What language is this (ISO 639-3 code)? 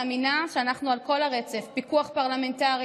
heb